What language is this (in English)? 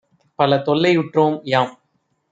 Tamil